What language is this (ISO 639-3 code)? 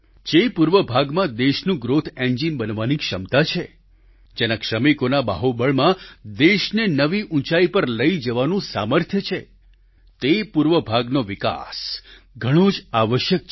guj